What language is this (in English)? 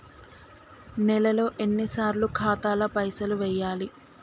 Telugu